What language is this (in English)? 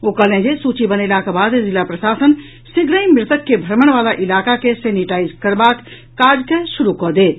Maithili